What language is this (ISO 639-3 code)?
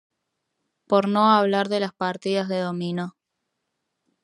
spa